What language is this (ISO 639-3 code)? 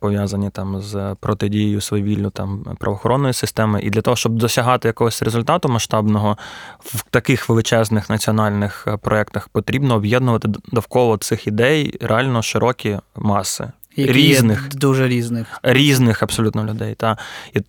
ukr